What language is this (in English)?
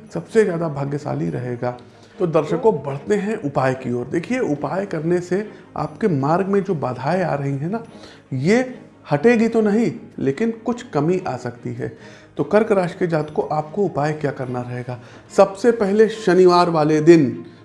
Hindi